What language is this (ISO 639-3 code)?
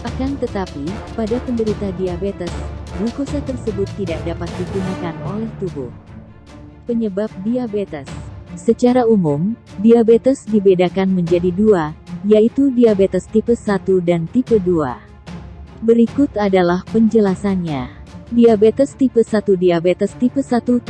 ind